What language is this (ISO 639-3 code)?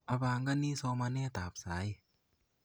kln